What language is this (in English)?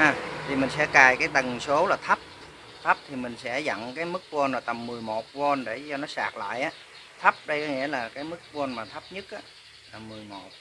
Vietnamese